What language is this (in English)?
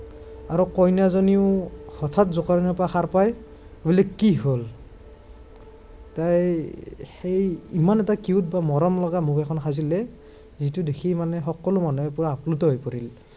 Assamese